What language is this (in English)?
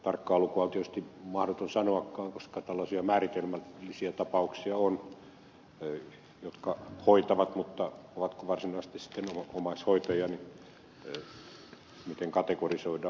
Finnish